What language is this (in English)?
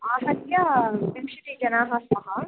Sanskrit